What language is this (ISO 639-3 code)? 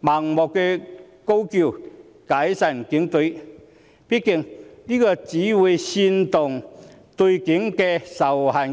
yue